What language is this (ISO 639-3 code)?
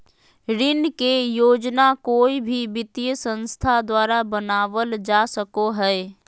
mag